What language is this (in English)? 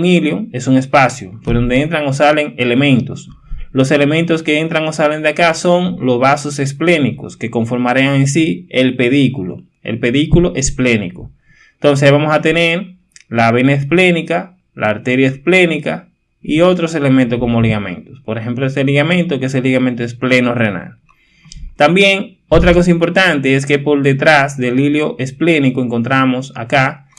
Spanish